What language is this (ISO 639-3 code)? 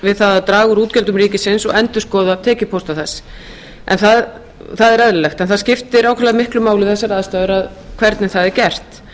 isl